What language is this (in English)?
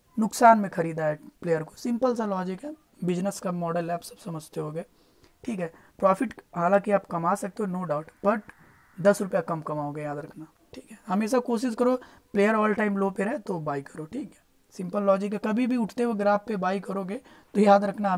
Hindi